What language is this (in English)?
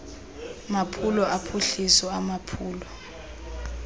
Xhosa